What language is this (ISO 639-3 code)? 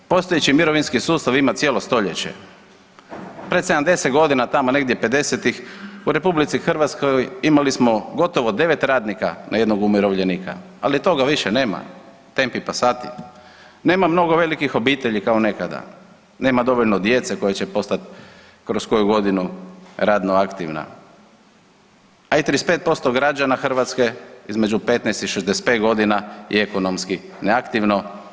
hrv